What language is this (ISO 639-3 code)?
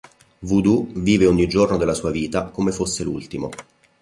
ita